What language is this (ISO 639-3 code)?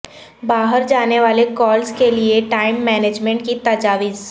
urd